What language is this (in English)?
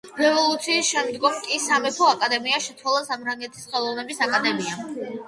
Georgian